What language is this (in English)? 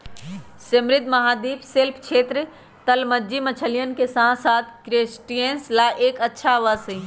Magahi